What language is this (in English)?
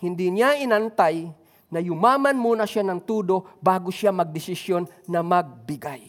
Filipino